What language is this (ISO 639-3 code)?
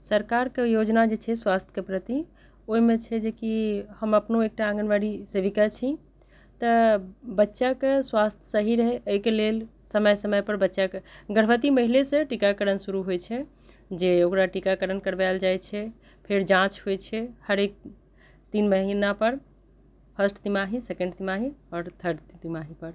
mai